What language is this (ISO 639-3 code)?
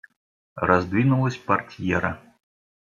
rus